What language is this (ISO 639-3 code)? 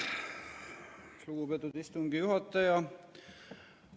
est